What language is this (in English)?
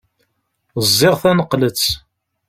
Kabyle